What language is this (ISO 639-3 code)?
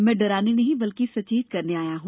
hin